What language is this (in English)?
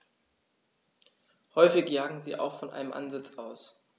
German